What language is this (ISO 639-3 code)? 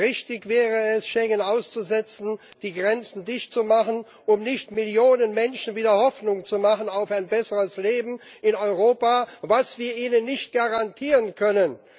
deu